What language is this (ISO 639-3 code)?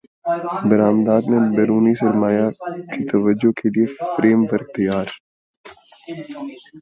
urd